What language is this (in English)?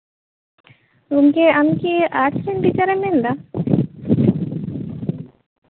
Santali